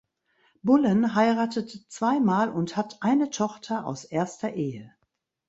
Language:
German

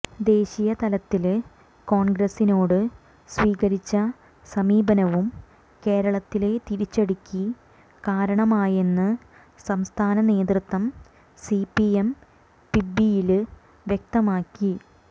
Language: Malayalam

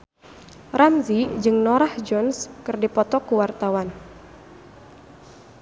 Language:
Sundanese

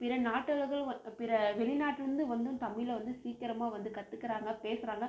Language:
Tamil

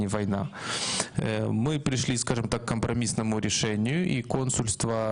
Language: Hebrew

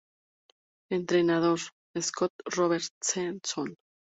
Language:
Spanish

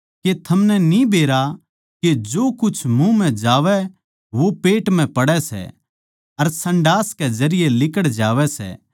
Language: Haryanvi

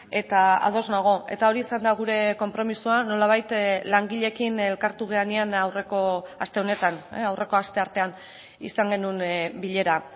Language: Basque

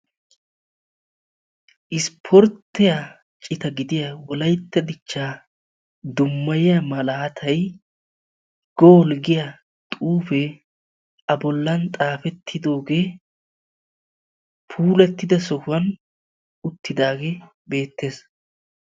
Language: Wolaytta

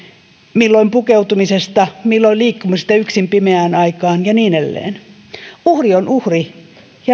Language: Finnish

